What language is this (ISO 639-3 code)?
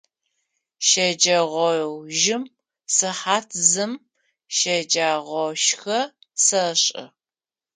ady